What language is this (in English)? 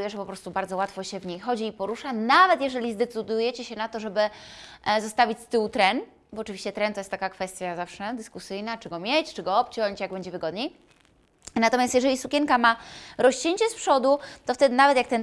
Polish